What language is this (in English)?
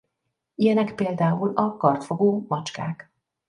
Hungarian